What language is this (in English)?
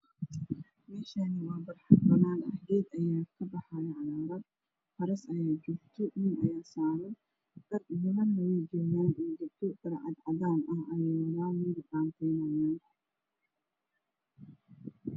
Somali